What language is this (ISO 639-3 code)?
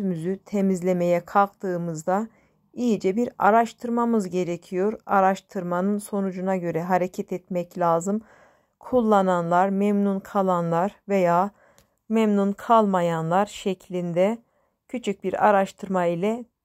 tur